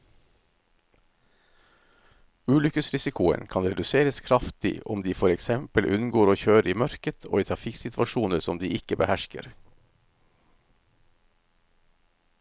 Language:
Norwegian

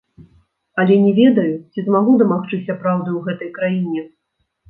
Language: Belarusian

